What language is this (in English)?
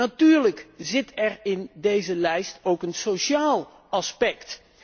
Dutch